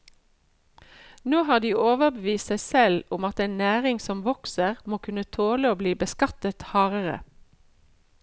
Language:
Norwegian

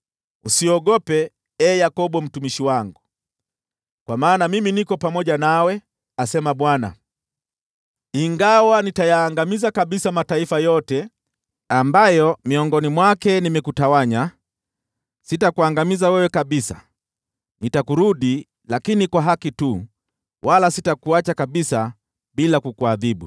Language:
Swahili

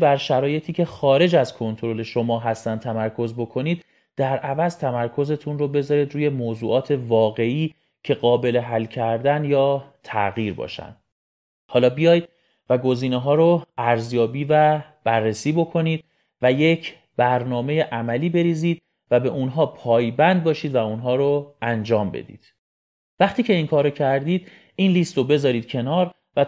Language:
Persian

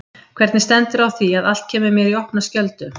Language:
Icelandic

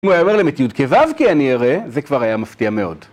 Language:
Hebrew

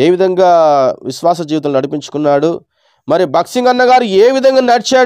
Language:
Hindi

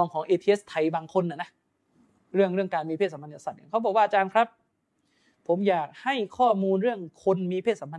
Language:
Thai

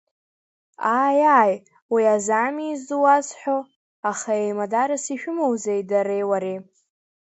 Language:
Abkhazian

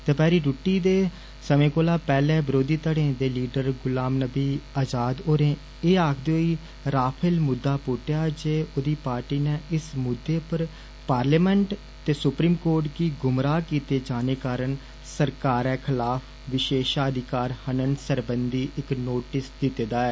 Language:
Dogri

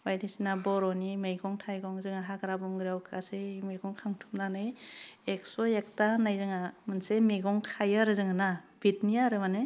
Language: Bodo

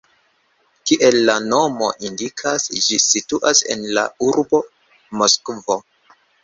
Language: Esperanto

